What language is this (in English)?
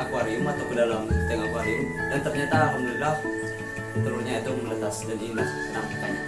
Indonesian